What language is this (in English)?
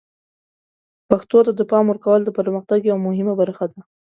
Pashto